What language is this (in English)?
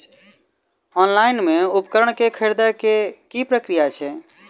Maithili